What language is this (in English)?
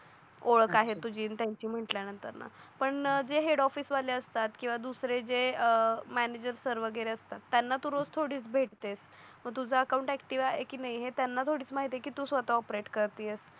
Marathi